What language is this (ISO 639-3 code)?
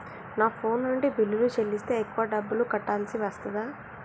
tel